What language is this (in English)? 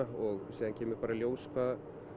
Icelandic